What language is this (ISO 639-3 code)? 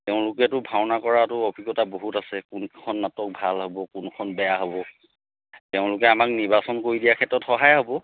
asm